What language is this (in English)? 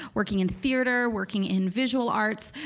English